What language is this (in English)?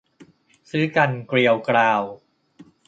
Thai